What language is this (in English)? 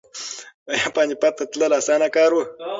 Pashto